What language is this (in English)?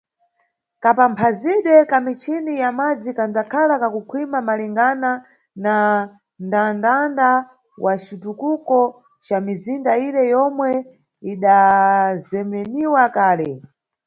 Nyungwe